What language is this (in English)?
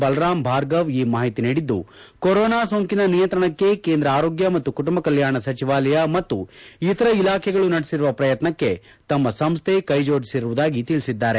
Kannada